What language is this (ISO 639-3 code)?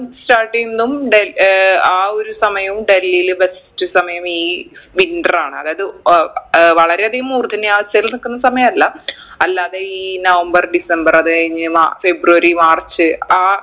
mal